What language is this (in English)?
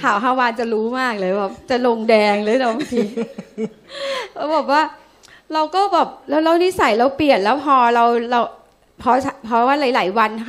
Thai